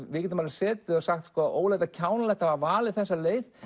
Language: Icelandic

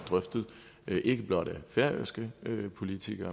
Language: Danish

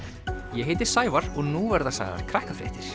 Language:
Icelandic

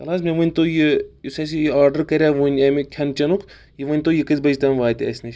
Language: Kashmiri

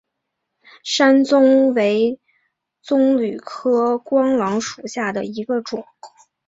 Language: Chinese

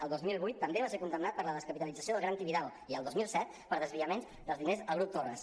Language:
Catalan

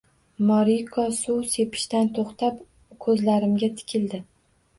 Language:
Uzbek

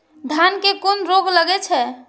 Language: Maithili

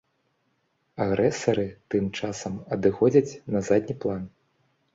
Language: Belarusian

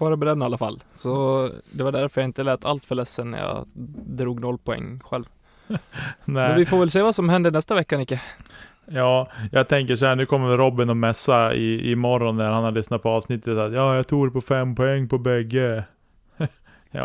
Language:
Swedish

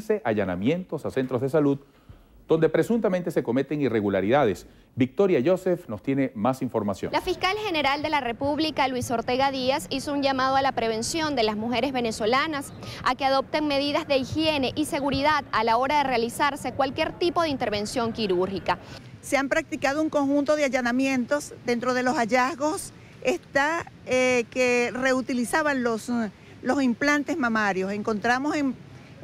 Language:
Spanish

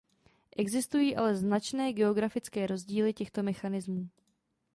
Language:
Czech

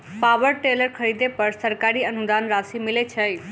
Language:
Maithili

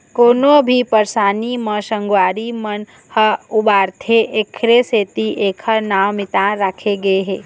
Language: Chhattisgarhi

